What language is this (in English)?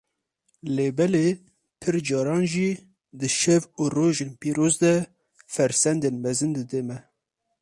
Kurdish